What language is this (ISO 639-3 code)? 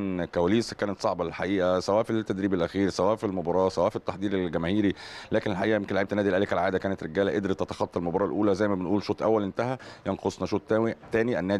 ara